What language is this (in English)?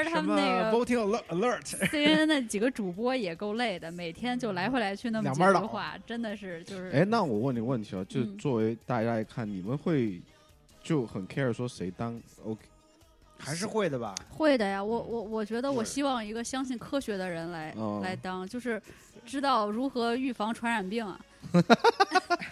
Chinese